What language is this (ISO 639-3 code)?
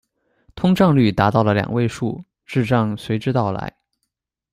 zho